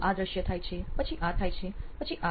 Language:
Gujarati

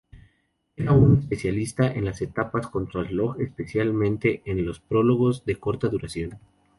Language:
Spanish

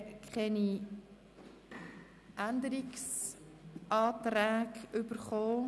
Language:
Swiss German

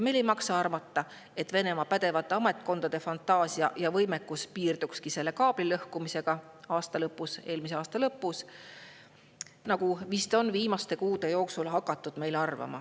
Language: Estonian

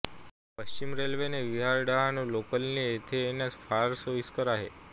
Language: Marathi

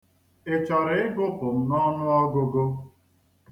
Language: Igbo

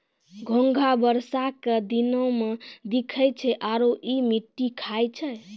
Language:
Maithili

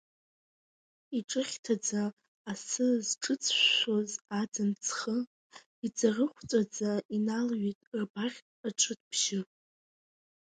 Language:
Abkhazian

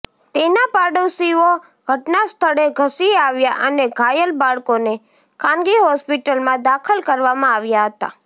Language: Gujarati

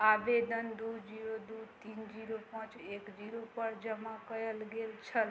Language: Maithili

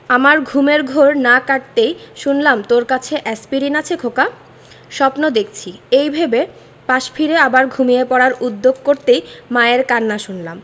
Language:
Bangla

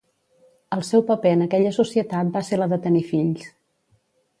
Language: Catalan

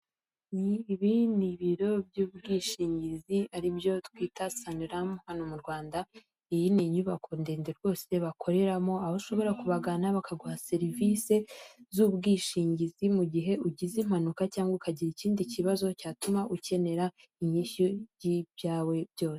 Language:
Kinyarwanda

